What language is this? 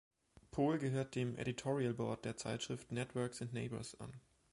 German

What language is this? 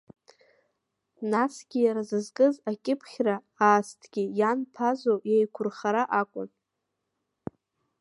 Abkhazian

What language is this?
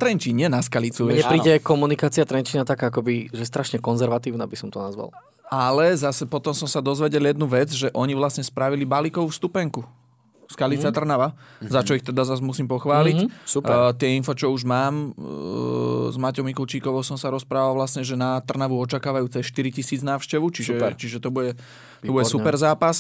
Slovak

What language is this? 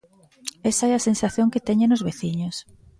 Galician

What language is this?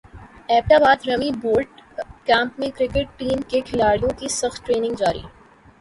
Urdu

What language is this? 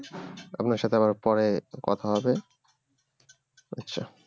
Bangla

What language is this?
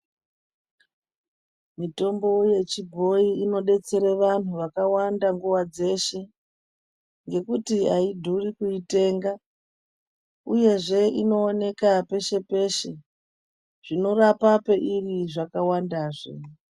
Ndau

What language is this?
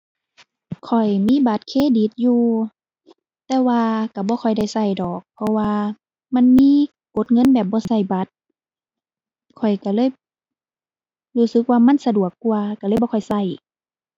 Thai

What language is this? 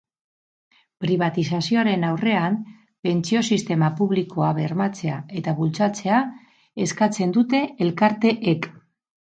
Basque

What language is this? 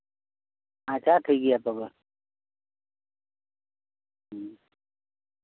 Santali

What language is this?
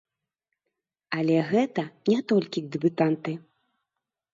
Belarusian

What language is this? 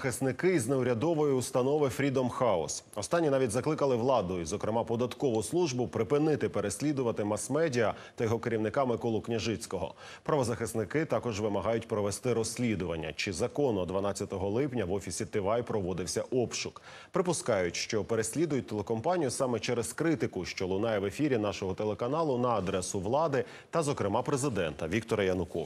Ukrainian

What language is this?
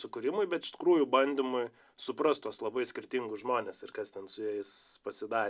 Lithuanian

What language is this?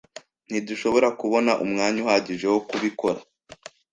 Kinyarwanda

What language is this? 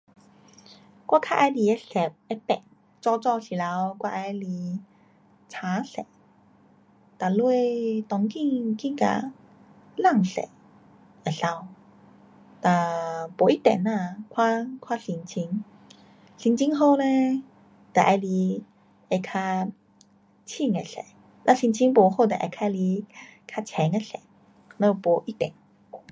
Pu-Xian Chinese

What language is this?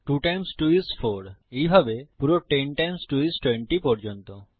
Bangla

